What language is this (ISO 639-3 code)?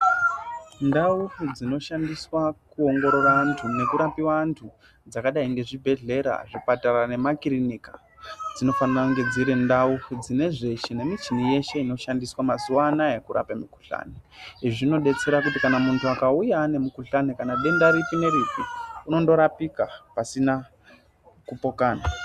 ndc